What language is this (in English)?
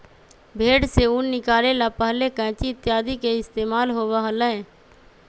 Magahi